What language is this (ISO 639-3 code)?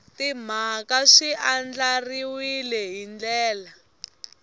tso